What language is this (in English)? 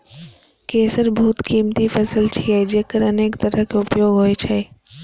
Maithili